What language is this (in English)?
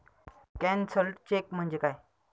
Marathi